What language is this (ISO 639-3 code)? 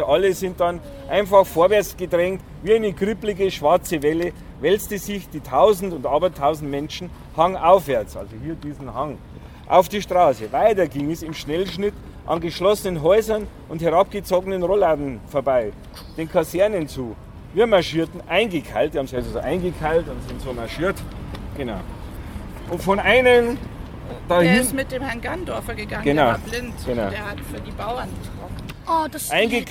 deu